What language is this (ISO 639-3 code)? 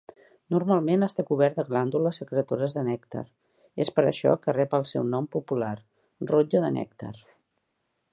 cat